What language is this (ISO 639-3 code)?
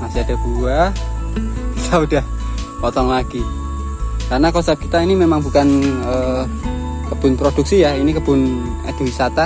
ind